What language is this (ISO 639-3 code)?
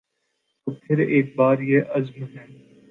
urd